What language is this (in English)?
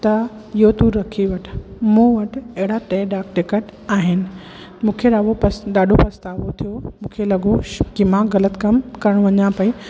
Sindhi